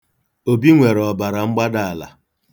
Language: Igbo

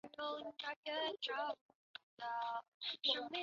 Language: Chinese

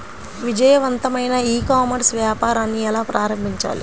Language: Telugu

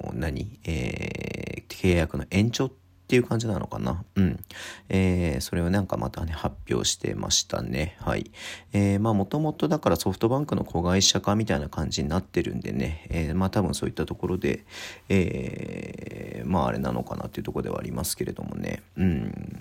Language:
Japanese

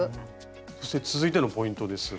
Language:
Japanese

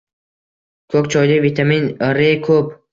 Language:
Uzbek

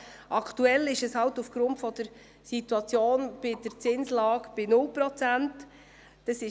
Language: Swiss German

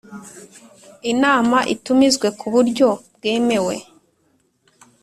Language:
Kinyarwanda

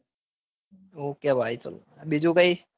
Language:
Gujarati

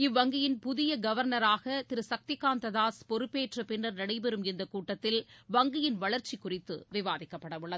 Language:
Tamil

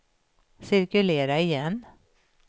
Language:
Swedish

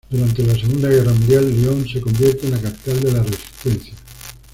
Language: Spanish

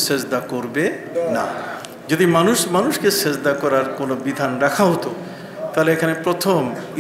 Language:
Arabic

